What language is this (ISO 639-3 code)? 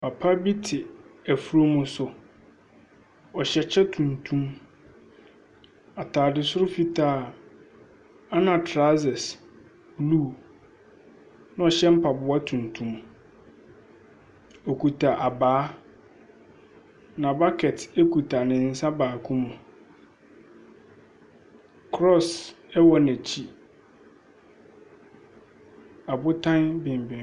aka